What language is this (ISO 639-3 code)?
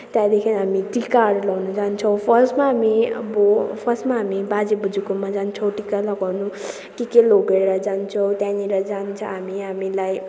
nep